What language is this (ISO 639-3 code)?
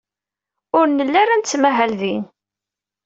kab